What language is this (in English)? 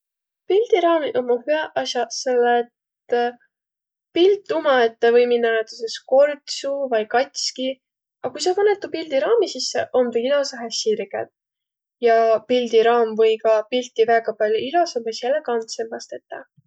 Võro